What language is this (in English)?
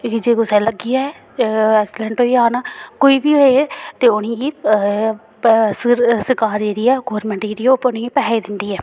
Dogri